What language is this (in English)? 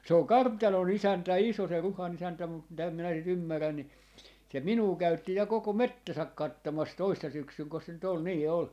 Finnish